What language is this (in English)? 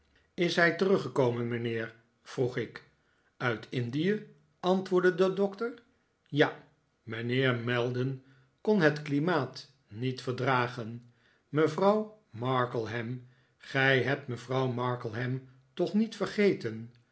Dutch